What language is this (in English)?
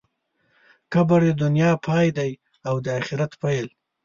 Pashto